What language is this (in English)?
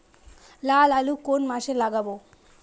Bangla